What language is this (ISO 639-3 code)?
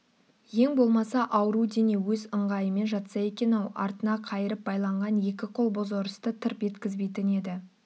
kaz